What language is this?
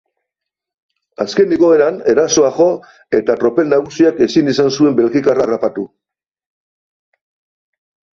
Basque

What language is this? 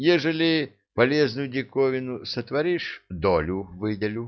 Russian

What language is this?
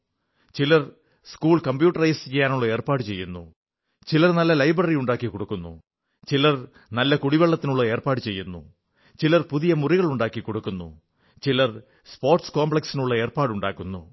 Malayalam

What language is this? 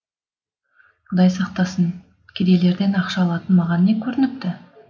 Kazakh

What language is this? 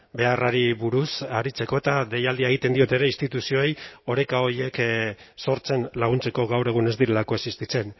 Basque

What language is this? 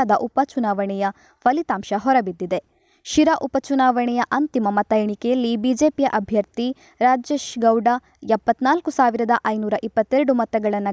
Kannada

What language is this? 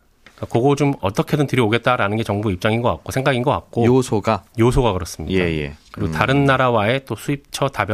Korean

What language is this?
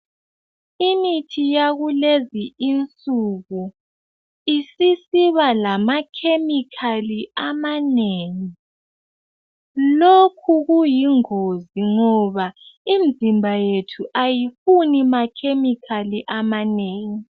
North Ndebele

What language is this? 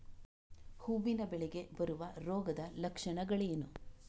Kannada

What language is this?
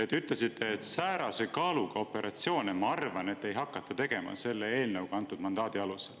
Estonian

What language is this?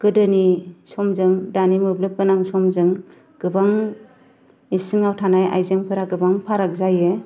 Bodo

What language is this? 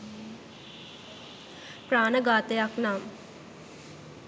Sinhala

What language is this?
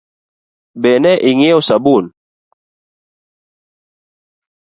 Luo (Kenya and Tanzania)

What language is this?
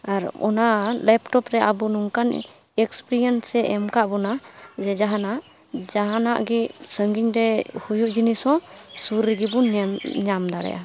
Santali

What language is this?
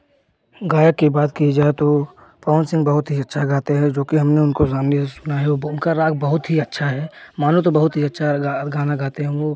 Hindi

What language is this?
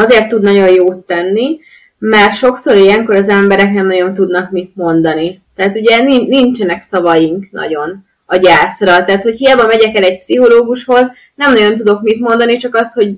Hungarian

